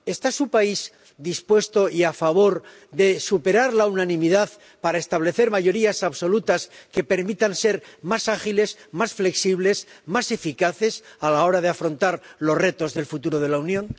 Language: Spanish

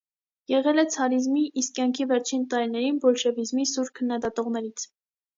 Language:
Armenian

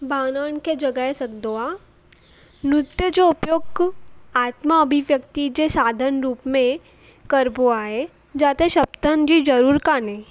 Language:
Sindhi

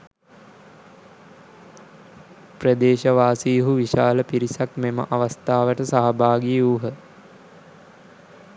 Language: Sinhala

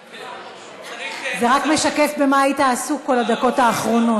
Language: Hebrew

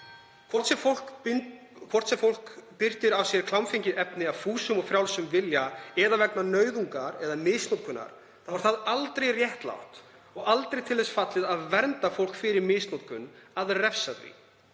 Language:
Icelandic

